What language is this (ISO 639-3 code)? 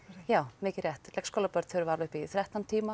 isl